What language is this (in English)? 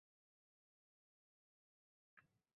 Uzbek